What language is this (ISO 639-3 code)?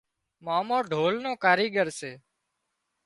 kxp